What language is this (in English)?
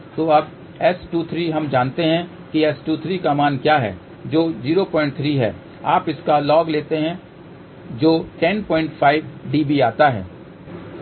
Hindi